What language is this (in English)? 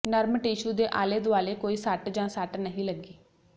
Punjabi